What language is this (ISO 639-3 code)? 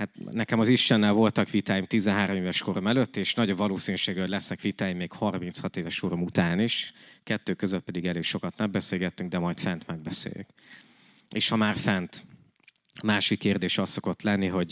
hun